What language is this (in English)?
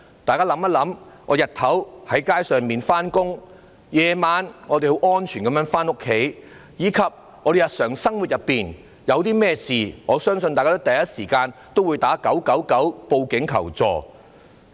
Cantonese